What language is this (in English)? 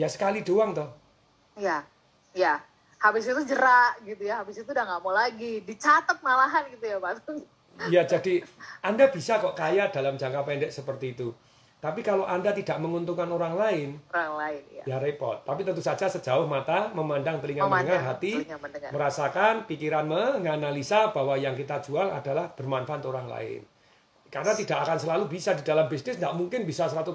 Indonesian